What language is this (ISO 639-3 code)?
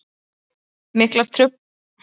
isl